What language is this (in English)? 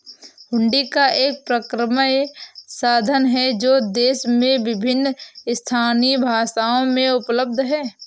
Hindi